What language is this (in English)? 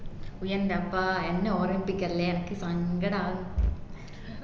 Malayalam